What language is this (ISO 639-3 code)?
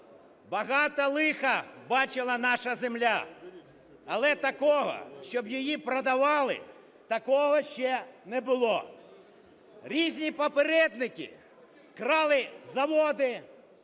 ukr